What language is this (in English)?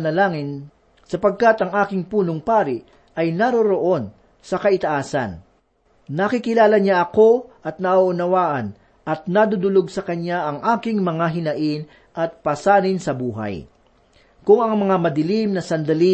Filipino